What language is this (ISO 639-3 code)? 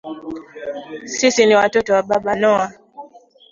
swa